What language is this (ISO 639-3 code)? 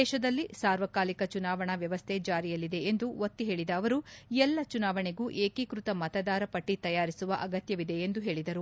kan